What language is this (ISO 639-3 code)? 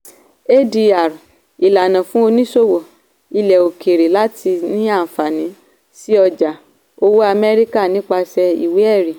yor